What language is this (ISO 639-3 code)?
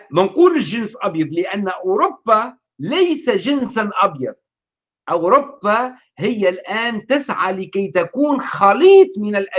ara